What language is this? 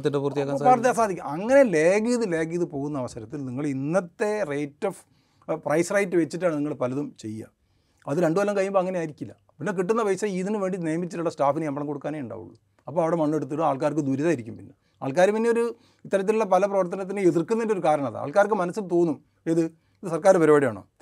Malayalam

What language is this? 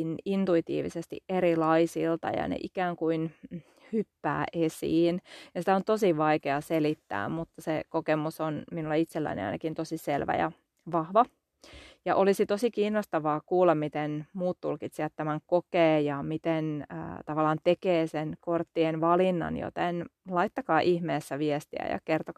Finnish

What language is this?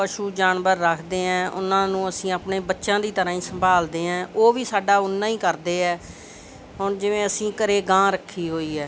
Punjabi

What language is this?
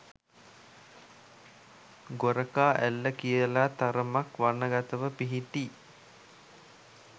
Sinhala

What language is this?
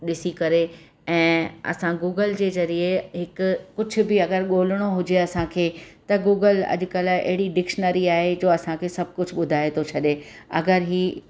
Sindhi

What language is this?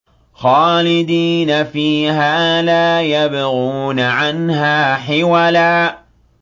Arabic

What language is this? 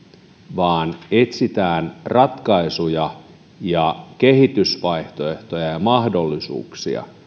Finnish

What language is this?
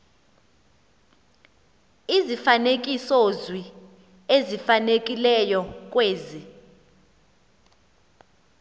Xhosa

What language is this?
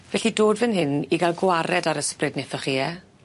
Welsh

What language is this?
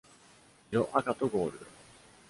Japanese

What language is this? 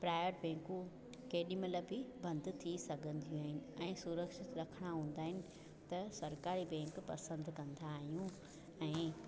Sindhi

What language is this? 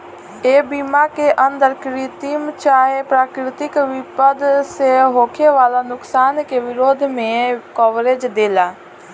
Bhojpuri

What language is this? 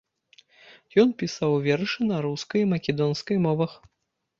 Belarusian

